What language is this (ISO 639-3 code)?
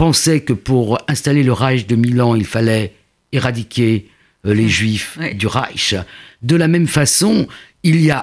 fra